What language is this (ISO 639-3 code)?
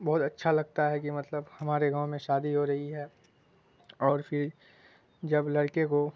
urd